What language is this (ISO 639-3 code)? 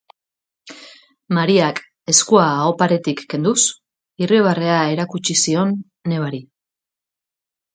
eus